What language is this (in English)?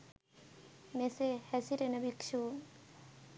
Sinhala